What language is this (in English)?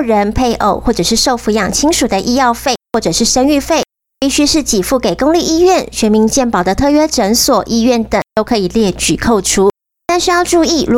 Chinese